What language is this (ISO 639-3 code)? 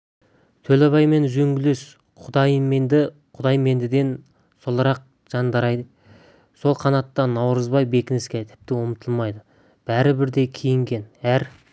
kaz